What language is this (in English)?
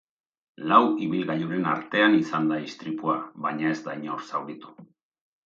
Basque